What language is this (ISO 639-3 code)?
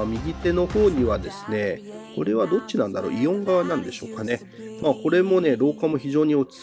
jpn